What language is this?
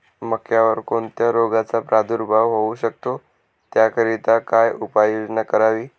Marathi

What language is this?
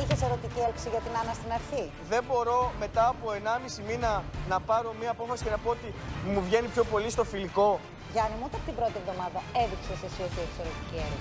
Greek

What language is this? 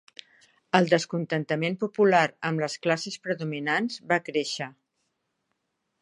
Catalan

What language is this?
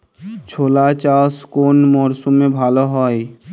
Bangla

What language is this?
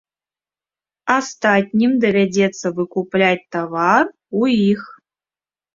Belarusian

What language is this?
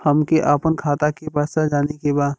Bhojpuri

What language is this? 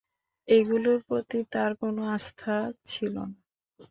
Bangla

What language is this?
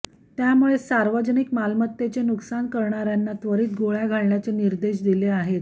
Marathi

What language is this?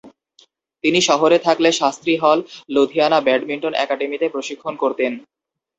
Bangla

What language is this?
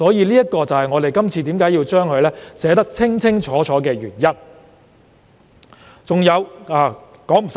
Cantonese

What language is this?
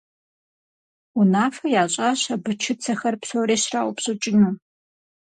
Kabardian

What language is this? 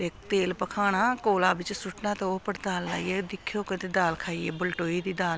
Dogri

